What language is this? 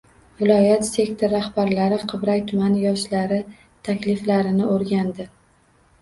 Uzbek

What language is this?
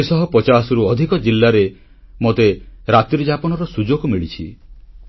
Odia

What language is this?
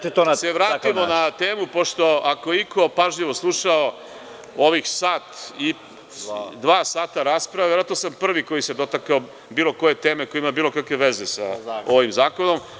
Serbian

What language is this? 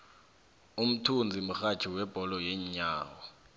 South Ndebele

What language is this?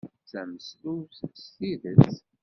Kabyle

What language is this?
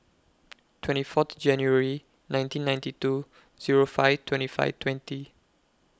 English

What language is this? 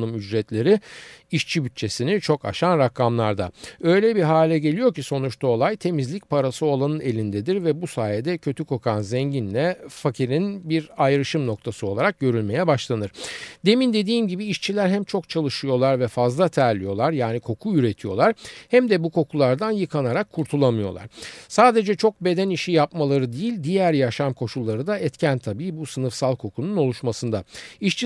Turkish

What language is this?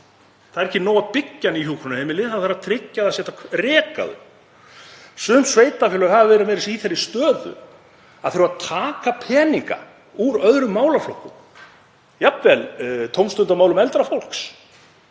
Icelandic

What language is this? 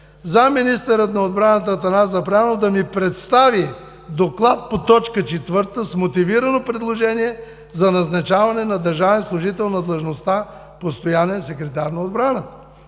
Bulgarian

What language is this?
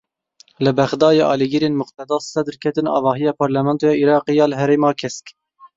Kurdish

